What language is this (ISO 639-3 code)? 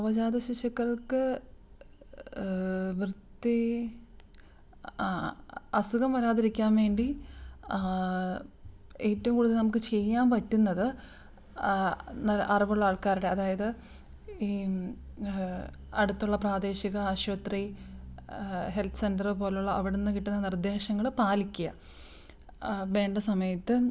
mal